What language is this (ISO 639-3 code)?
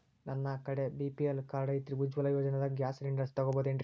kan